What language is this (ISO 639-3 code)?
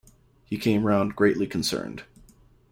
eng